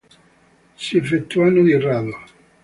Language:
Italian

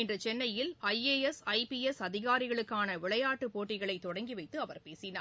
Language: Tamil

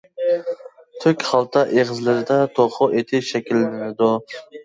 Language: Uyghur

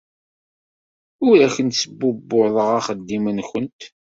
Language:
Kabyle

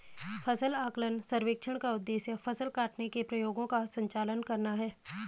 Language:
Hindi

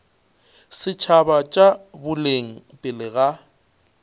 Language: Northern Sotho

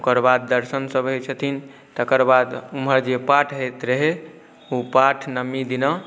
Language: Maithili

